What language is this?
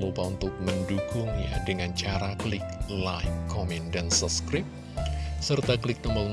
Indonesian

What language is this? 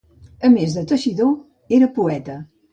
Catalan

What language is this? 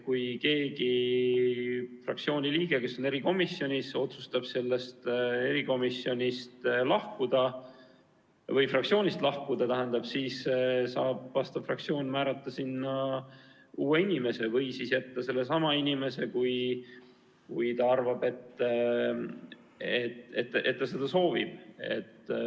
Estonian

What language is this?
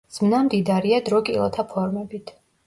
Georgian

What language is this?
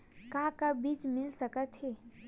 Chhattisgarhi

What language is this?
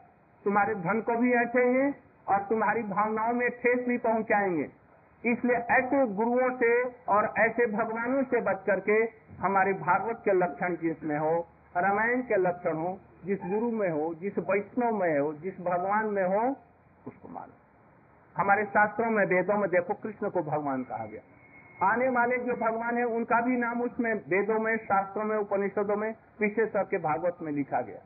Hindi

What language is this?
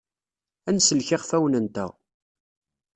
Kabyle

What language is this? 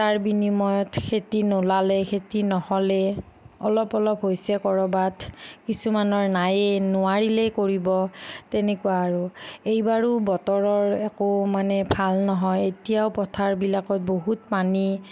Assamese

